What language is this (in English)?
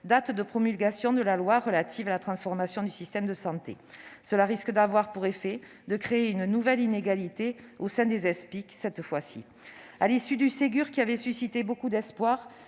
French